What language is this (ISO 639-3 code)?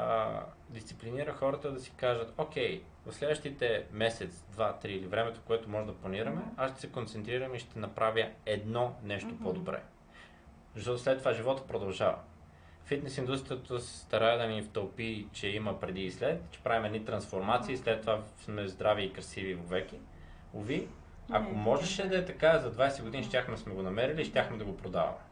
bul